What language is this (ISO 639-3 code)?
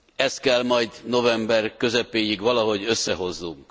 hun